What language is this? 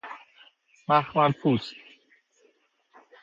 Persian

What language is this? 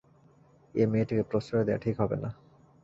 Bangla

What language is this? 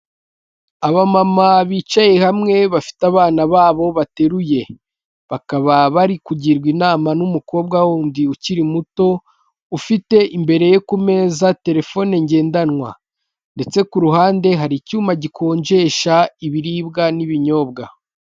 Kinyarwanda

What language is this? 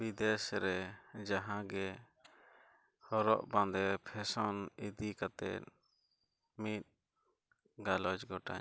Santali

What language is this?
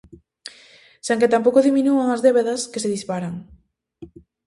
Galician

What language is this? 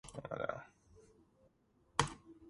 Georgian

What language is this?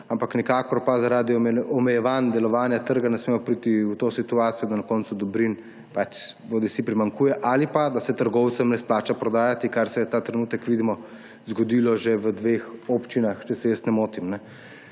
Slovenian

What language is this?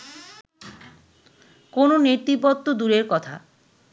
Bangla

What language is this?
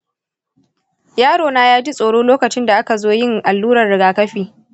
Hausa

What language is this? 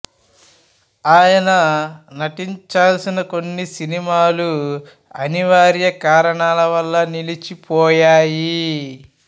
Telugu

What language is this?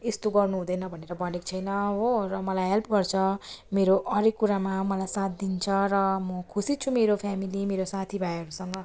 Nepali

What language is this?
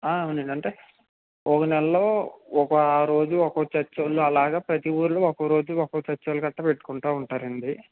Telugu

